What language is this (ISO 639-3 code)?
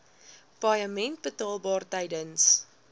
afr